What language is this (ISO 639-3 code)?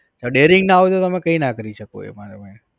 guj